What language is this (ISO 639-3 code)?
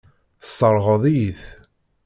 kab